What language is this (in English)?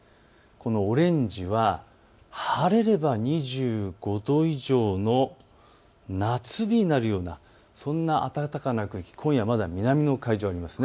Japanese